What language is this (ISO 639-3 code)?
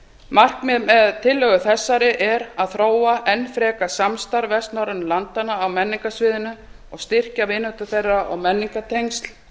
isl